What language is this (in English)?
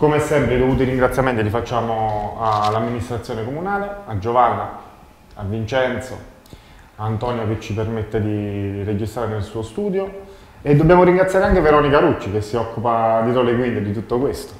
Italian